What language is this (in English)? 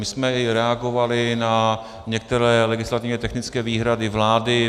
Czech